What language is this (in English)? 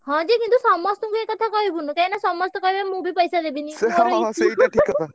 Odia